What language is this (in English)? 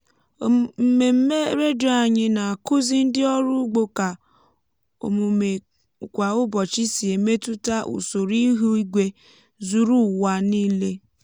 Igbo